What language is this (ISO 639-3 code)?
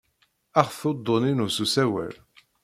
kab